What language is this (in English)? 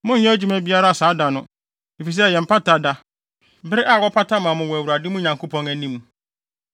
Akan